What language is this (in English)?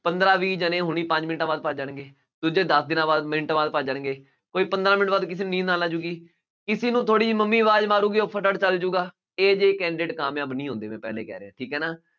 Punjabi